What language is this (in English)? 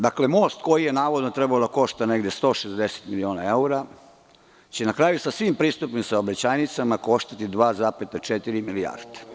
Serbian